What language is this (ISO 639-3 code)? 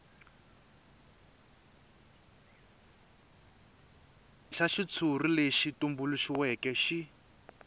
tso